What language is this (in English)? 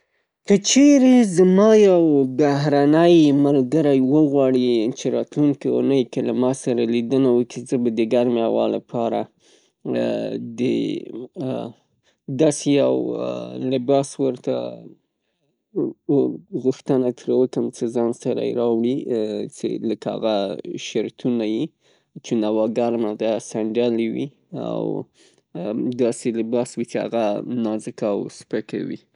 Pashto